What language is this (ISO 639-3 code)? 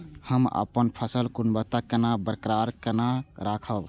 mai